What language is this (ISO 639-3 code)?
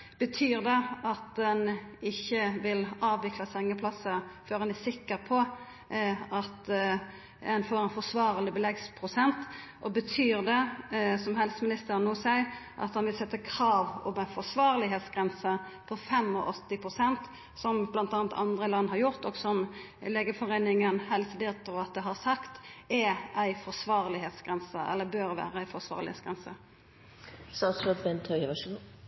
nor